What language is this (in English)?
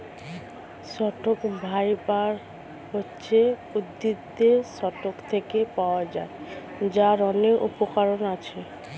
Bangla